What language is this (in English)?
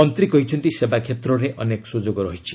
Odia